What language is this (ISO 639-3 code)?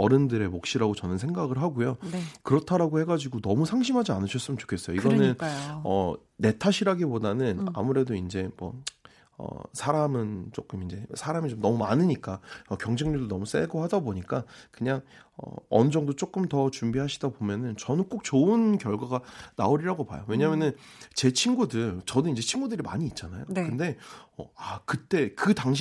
kor